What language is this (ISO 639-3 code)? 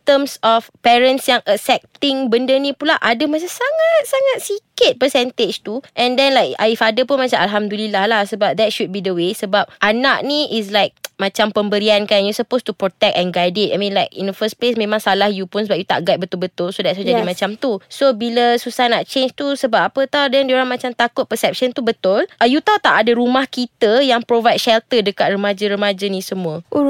msa